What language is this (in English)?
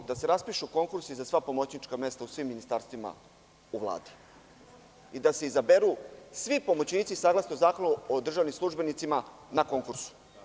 Serbian